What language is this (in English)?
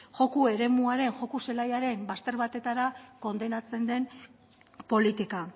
Basque